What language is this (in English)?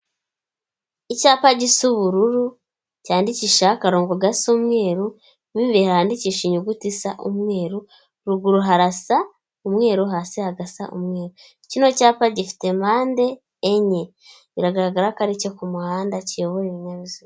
Kinyarwanda